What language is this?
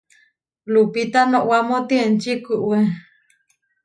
Huarijio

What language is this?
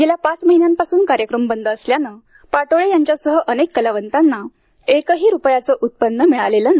Marathi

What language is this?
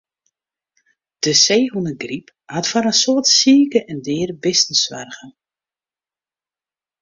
Western Frisian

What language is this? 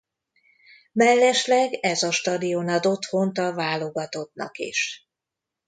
Hungarian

